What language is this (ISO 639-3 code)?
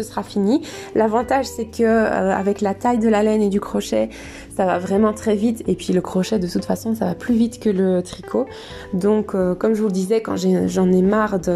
fra